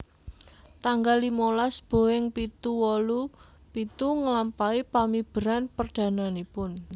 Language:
Javanese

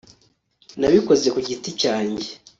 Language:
Kinyarwanda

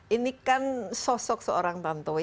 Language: Indonesian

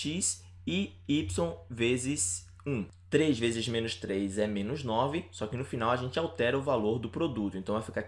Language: Portuguese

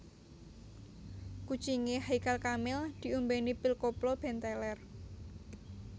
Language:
Javanese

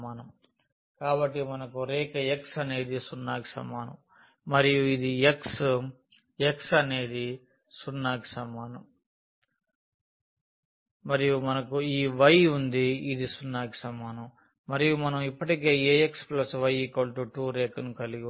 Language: Telugu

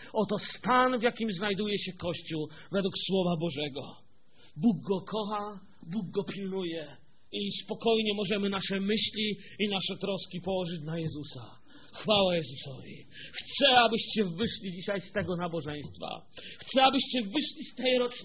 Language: Polish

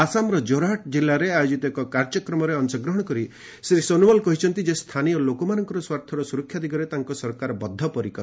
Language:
Odia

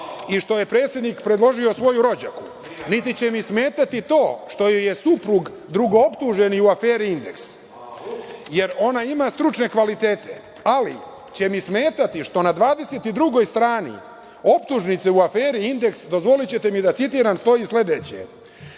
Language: Serbian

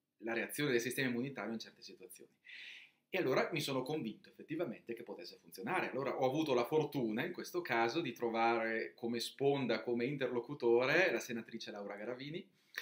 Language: Italian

